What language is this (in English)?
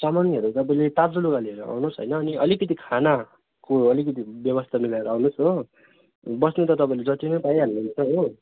Nepali